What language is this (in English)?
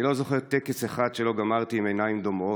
Hebrew